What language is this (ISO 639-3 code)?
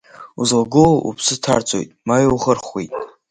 abk